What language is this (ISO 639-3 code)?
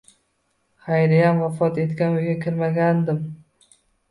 uzb